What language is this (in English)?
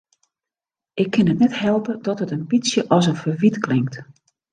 Western Frisian